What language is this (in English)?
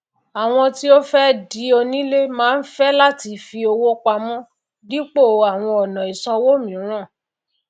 Yoruba